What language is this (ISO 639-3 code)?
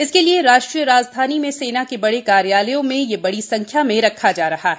hin